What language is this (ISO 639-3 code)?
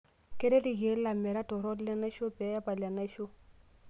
mas